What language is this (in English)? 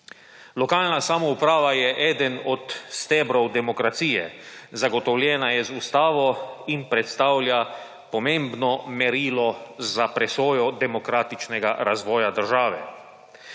Slovenian